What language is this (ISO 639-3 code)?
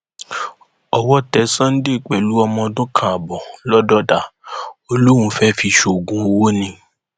yor